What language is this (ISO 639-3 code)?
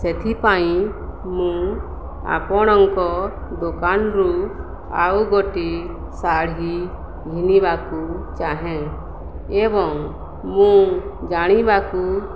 ori